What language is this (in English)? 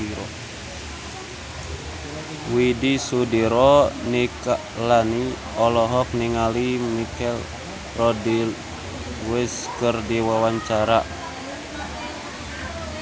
Sundanese